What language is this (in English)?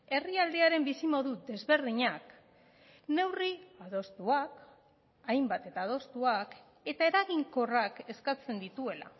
Basque